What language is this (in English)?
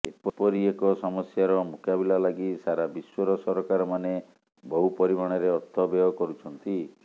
Odia